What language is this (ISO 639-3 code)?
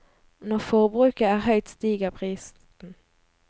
nor